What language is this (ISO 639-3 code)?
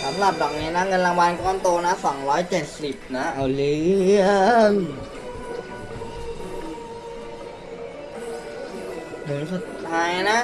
tha